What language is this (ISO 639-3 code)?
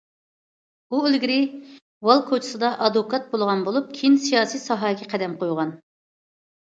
uig